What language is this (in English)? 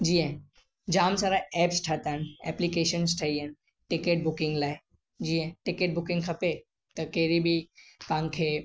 Sindhi